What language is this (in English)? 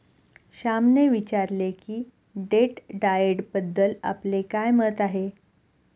Marathi